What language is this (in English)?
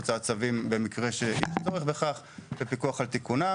Hebrew